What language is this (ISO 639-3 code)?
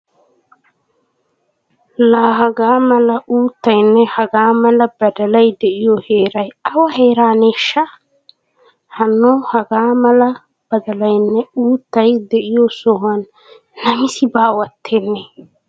wal